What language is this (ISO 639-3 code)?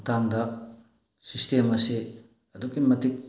mni